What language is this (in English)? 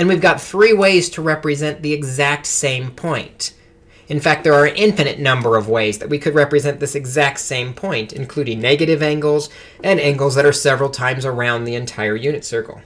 English